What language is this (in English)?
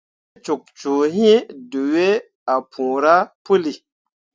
Mundang